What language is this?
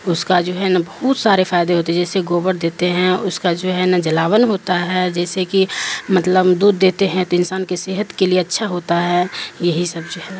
Urdu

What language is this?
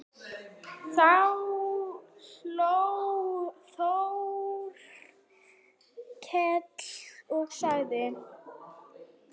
Icelandic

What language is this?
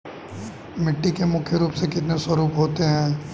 Hindi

